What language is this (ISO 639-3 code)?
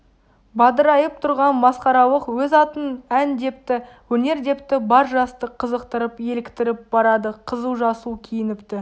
kaz